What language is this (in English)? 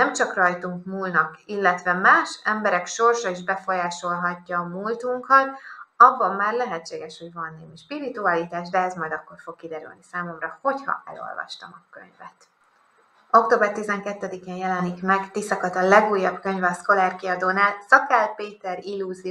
Hungarian